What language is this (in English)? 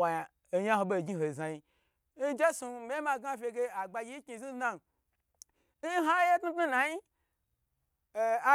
Gbagyi